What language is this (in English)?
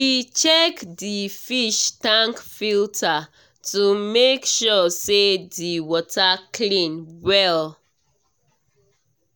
Nigerian Pidgin